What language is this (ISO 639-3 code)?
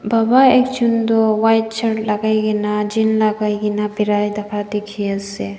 nag